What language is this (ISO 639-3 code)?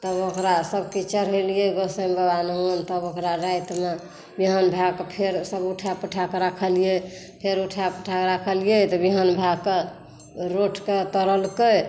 mai